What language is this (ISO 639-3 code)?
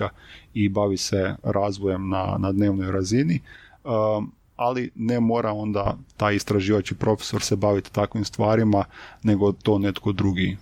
hrv